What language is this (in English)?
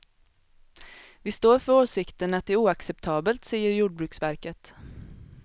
Swedish